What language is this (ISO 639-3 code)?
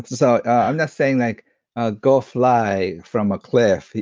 eng